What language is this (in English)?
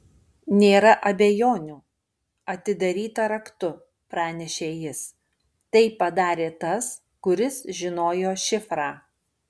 Lithuanian